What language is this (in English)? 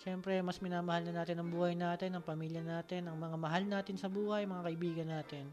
Filipino